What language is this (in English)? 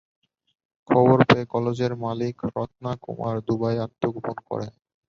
Bangla